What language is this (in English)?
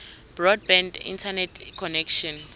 South Ndebele